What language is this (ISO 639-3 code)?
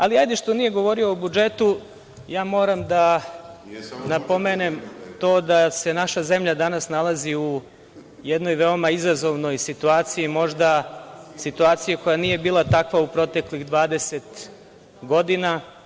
srp